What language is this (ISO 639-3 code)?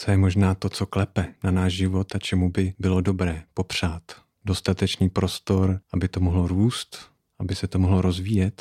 ces